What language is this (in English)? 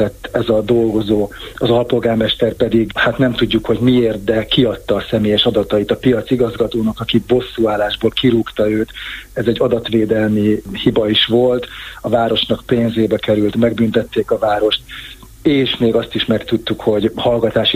Hungarian